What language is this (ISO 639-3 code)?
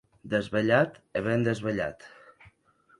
oci